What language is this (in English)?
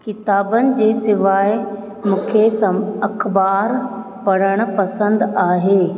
Sindhi